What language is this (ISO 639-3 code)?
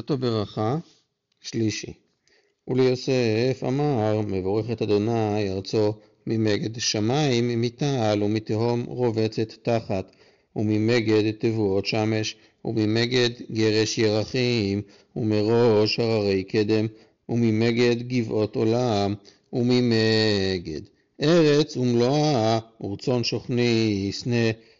heb